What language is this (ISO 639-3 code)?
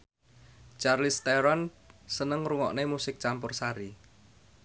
jav